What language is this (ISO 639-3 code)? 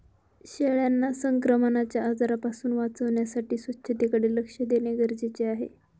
mar